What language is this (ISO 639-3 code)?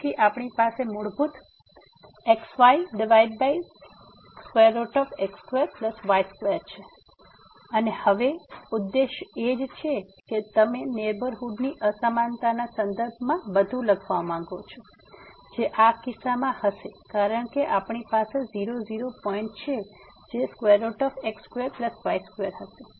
guj